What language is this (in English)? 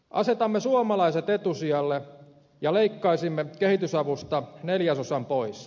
Finnish